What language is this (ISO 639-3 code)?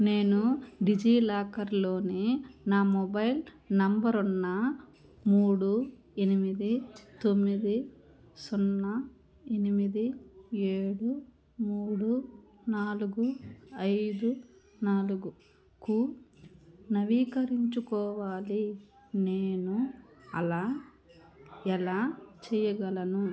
tel